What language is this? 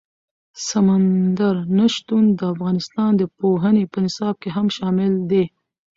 Pashto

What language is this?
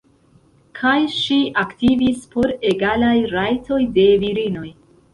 Esperanto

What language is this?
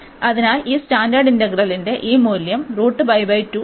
Malayalam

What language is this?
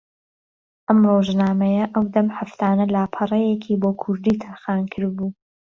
Central Kurdish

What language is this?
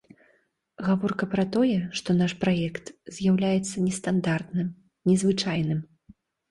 Belarusian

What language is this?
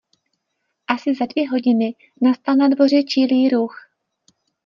Czech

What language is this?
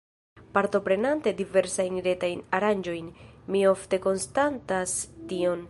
Esperanto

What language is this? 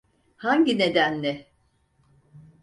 Turkish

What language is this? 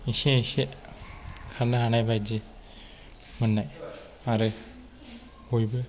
Bodo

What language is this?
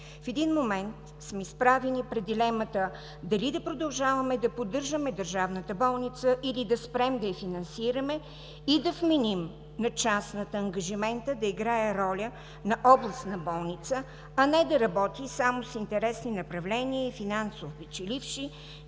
Bulgarian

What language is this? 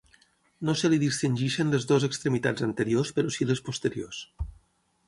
Catalan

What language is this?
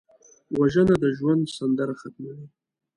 Pashto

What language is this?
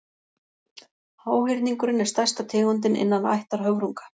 Icelandic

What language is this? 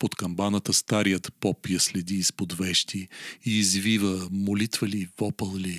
Bulgarian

